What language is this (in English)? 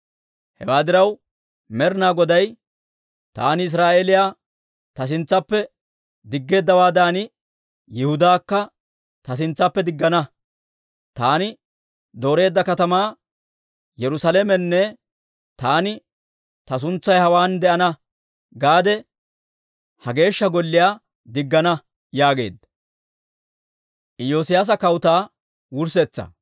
Dawro